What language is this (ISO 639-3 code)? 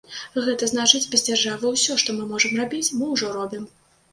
bel